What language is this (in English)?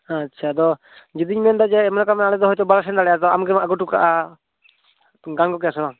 Santali